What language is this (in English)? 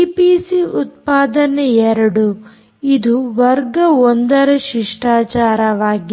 Kannada